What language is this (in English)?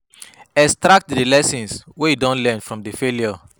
Nigerian Pidgin